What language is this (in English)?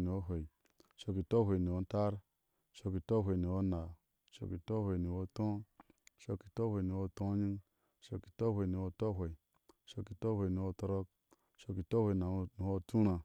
Ashe